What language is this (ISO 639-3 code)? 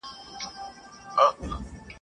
pus